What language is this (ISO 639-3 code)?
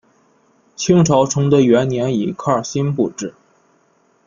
zho